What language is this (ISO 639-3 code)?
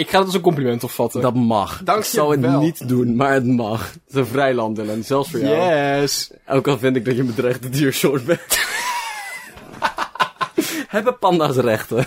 nld